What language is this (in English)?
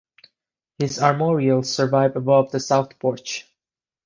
English